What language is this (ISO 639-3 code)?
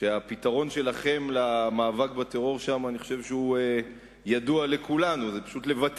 heb